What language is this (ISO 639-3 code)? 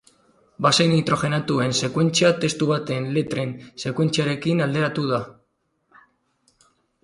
eus